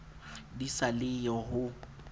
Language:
Southern Sotho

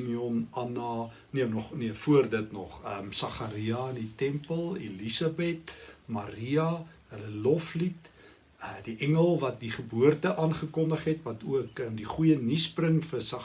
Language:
Dutch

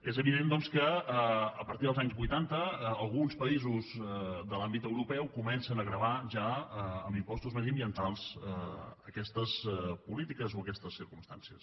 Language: Catalan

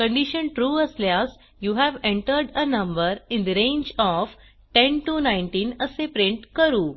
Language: Marathi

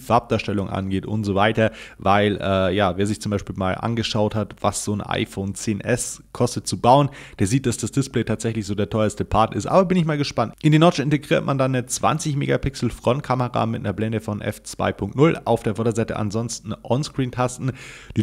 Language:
German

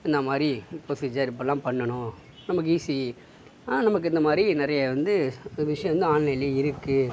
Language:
Tamil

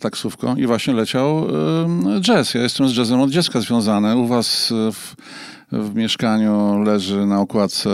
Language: Polish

